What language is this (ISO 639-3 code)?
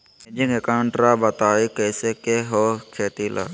mag